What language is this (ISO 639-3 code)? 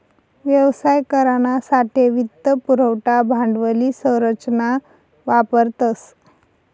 mar